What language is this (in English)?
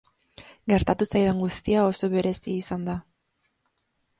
Basque